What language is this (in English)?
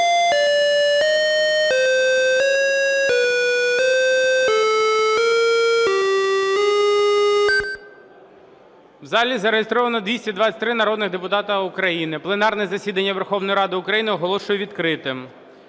Ukrainian